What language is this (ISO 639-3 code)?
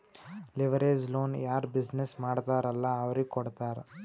kan